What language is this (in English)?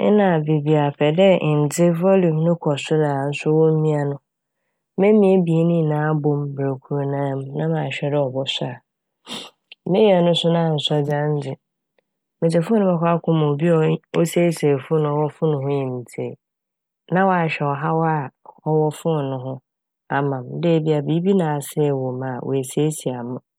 Akan